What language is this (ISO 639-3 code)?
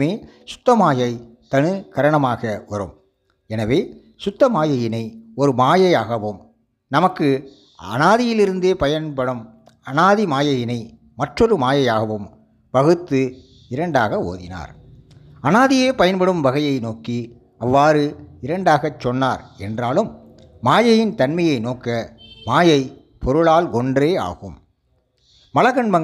tam